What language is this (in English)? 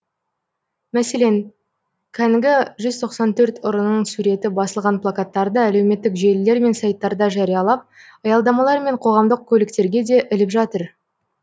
Kazakh